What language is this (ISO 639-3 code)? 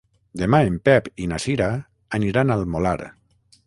cat